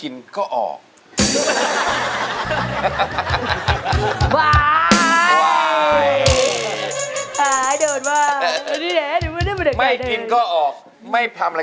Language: Thai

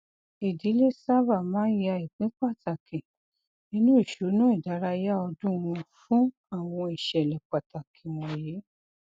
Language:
Yoruba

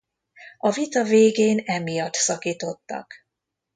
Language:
Hungarian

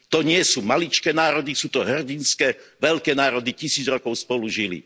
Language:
Slovak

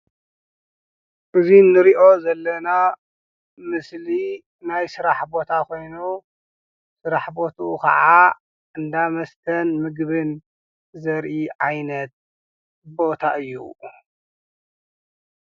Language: Tigrinya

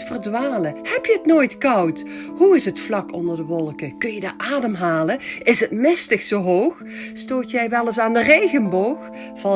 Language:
Dutch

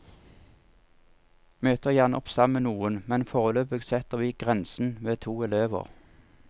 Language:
Norwegian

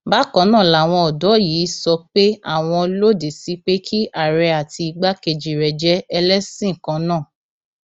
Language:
Yoruba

